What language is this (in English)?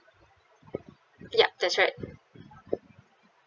English